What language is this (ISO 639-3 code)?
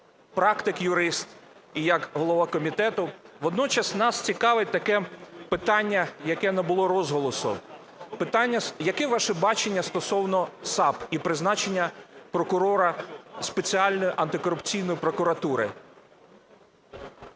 ukr